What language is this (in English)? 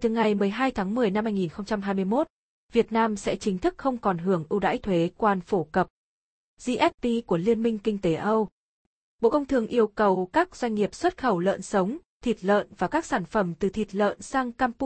Vietnamese